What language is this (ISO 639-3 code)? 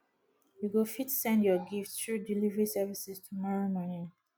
pcm